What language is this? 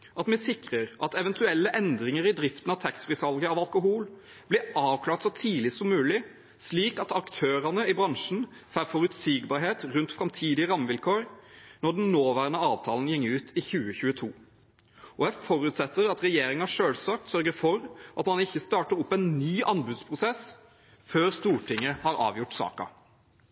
Norwegian Bokmål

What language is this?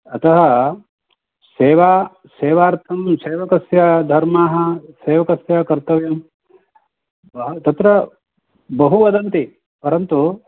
Sanskrit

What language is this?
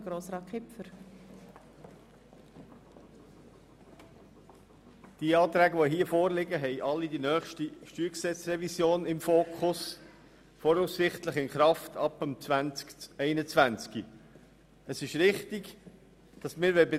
Swiss German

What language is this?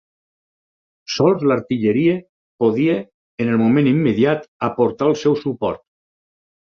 Catalan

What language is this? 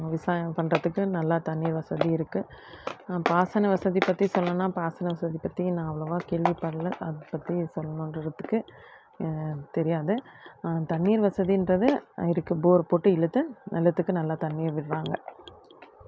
Tamil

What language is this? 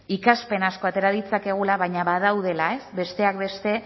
Basque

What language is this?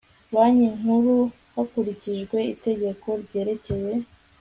Kinyarwanda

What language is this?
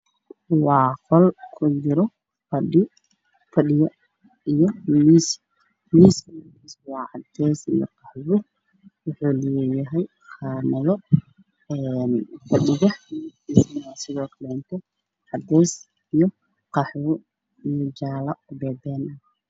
Somali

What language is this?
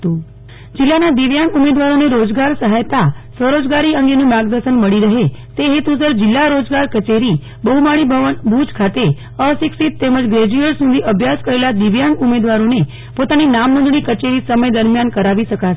Gujarati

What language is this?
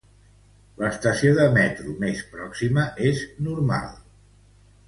Catalan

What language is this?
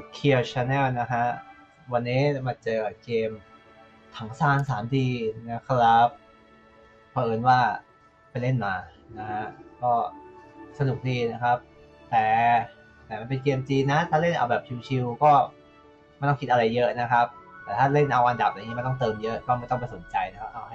Thai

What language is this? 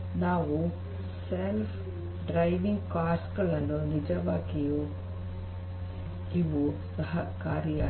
Kannada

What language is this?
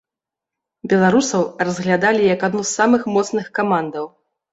Belarusian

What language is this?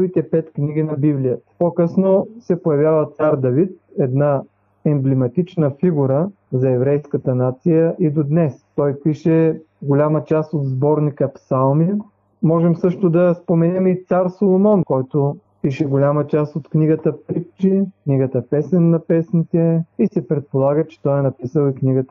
Bulgarian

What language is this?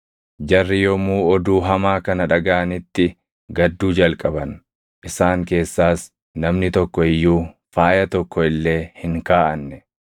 Oromo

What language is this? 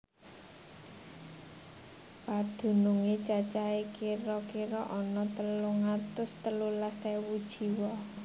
Javanese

